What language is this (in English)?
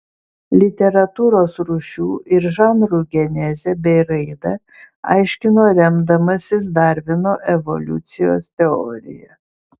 Lithuanian